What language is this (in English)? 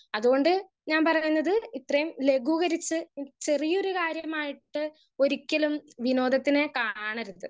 Malayalam